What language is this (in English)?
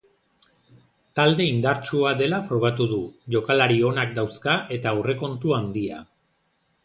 Basque